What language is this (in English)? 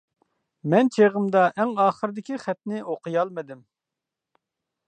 Uyghur